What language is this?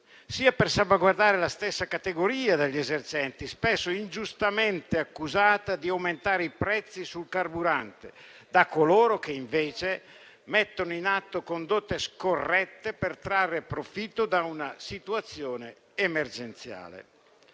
Italian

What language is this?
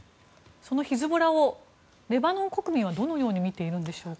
Japanese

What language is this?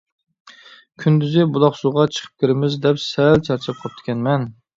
Uyghur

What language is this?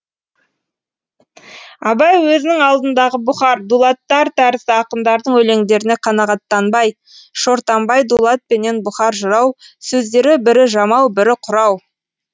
Kazakh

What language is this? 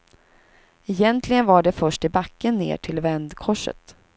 Swedish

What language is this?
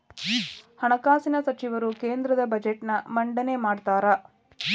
Kannada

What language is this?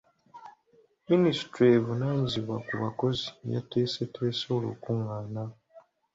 Ganda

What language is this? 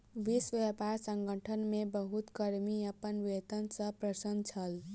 Maithili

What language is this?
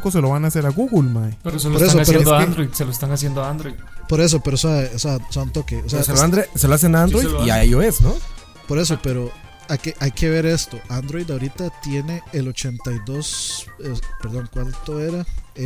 Spanish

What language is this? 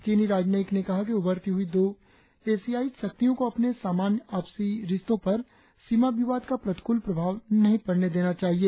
Hindi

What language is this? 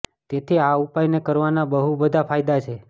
Gujarati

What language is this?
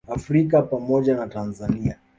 Swahili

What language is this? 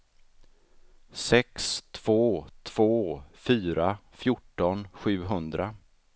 Swedish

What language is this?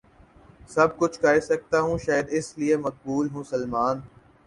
Urdu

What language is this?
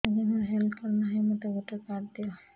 Odia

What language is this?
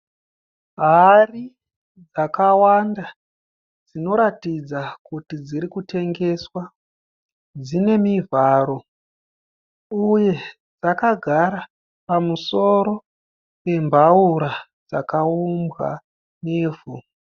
Shona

